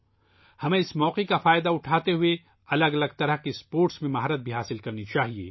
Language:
Urdu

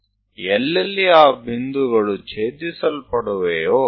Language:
Gujarati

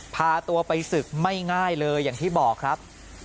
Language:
Thai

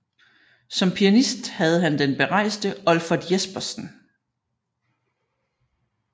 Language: Danish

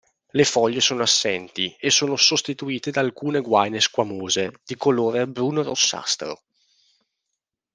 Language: Italian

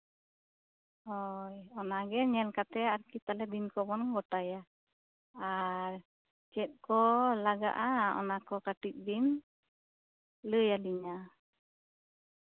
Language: Santali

